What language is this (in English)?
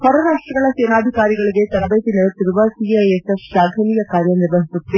Kannada